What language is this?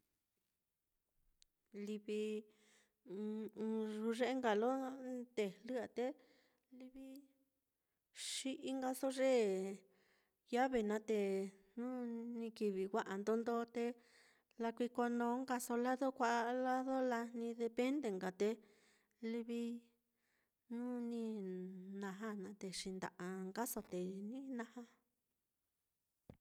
Mitlatongo Mixtec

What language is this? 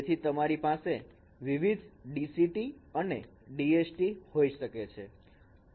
Gujarati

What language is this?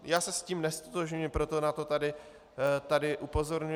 Czech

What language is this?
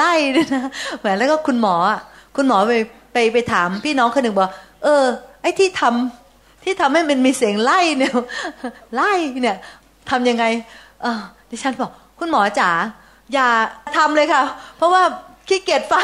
Thai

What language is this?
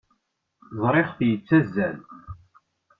Kabyle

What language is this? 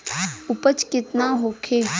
Bhojpuri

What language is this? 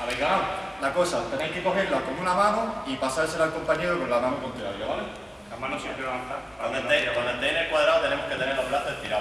Spanish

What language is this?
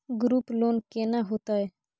Maithili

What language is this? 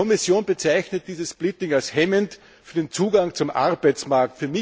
German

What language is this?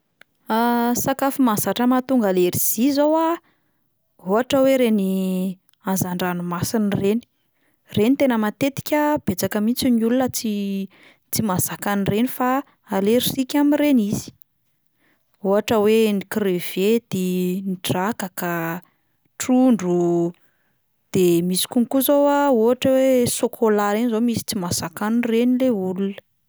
Malagasy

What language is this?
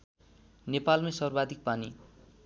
Nepali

